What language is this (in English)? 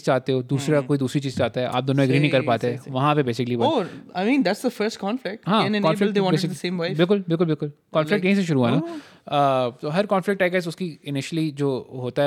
Urdu